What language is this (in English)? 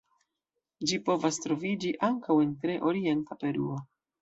Esperanto